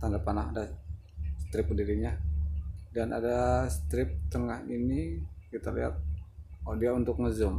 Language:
Indonesian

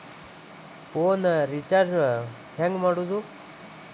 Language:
Kannada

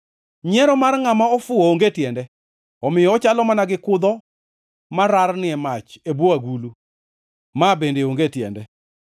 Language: Luo (Kenya and Tanzania)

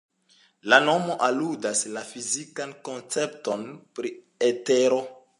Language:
Esperanto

